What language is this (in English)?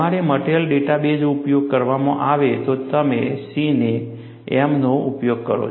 Gujarati